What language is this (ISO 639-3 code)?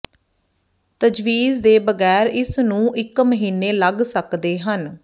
pan